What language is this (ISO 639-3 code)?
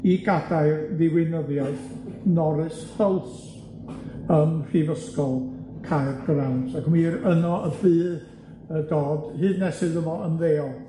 cym